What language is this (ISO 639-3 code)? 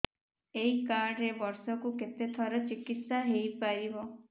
ori